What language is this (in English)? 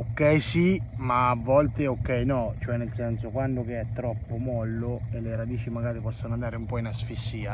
Italian